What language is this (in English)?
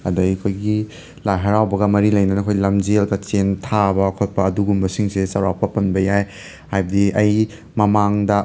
Manipuri